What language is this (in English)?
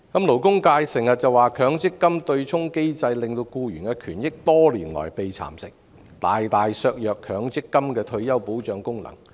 Cantonese